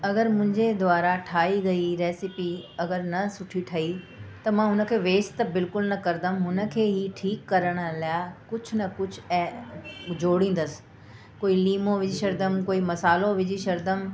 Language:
Sindhi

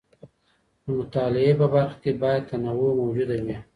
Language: Pashto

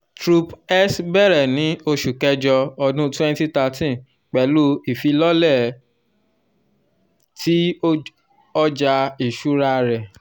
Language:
Yoruba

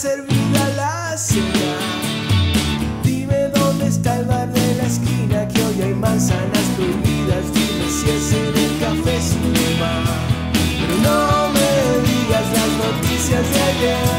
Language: Spanish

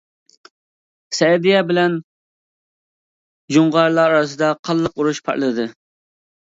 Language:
Uyghur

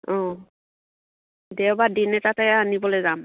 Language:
Assamese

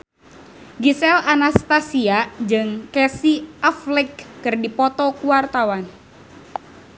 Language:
Sundanese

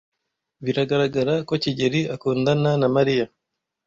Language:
Kinyarwanda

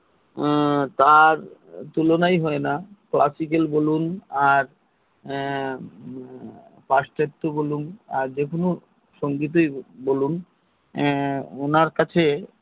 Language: Bangla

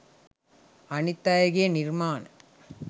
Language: Sinhala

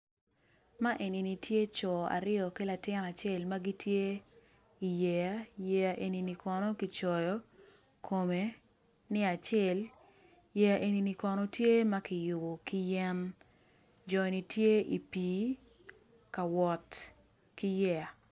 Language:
Acoli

